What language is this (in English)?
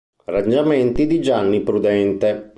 Italian